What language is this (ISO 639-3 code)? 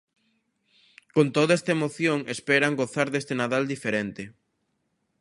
glg